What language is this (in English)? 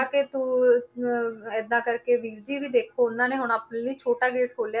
Punjabi